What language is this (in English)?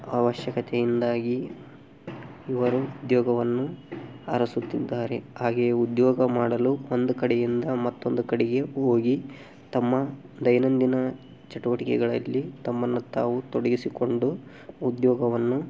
Kannada